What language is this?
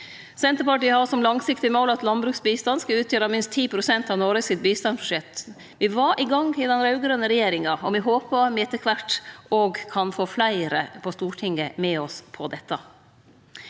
Norwegian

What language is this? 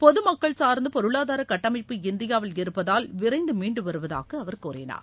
Tamil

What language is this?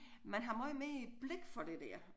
Danish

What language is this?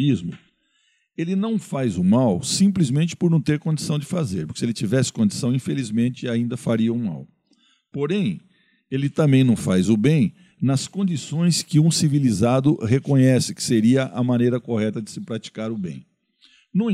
Portuguese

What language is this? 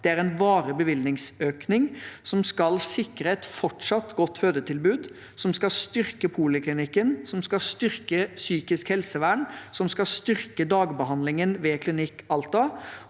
Norwegian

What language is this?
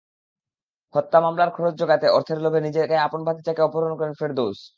Bangla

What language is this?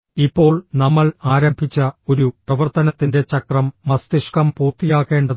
Malayalam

